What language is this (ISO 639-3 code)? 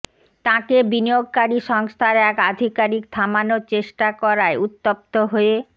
ben